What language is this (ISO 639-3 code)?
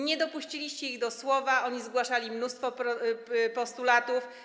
pol